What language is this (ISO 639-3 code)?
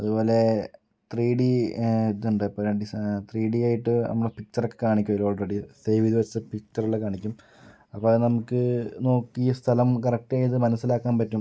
mal